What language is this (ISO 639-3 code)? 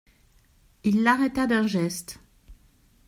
fra